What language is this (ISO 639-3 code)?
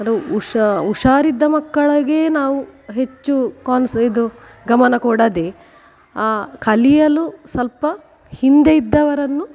kan